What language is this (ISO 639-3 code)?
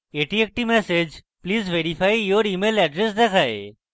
ben